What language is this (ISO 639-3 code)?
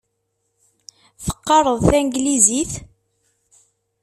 kab